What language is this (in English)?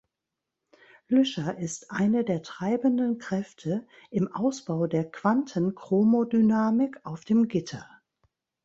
German